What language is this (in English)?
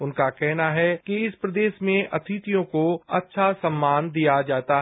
Hindi